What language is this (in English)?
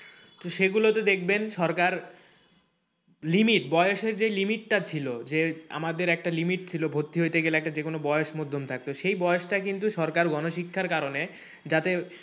Bangla